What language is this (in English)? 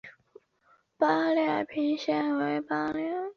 Chinese